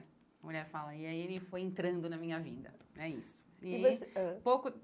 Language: Portuguese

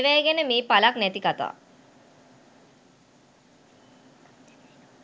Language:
Sinhala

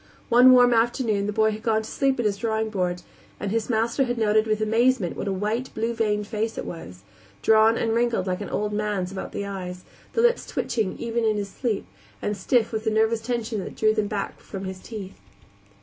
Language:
English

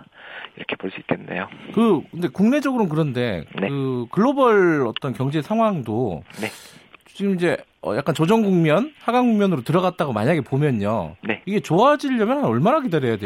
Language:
Korean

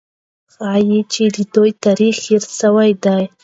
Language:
Pashto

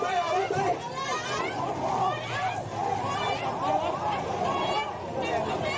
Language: Thai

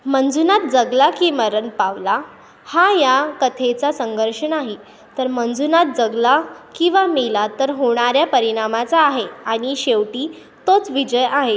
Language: Marathi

